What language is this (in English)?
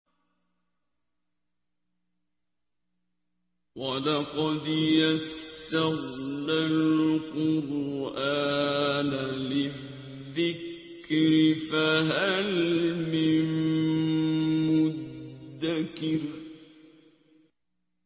Arabic